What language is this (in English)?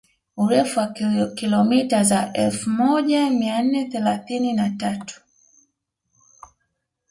Swahili